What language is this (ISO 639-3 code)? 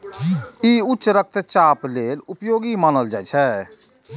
mai